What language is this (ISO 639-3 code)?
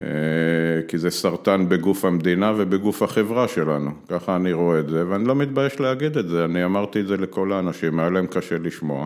heb